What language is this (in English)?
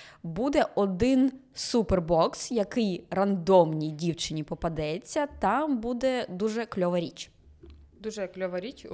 Ukrainian